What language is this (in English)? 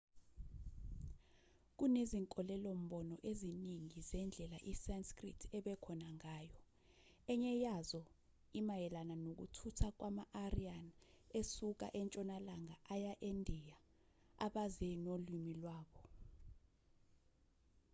Zulu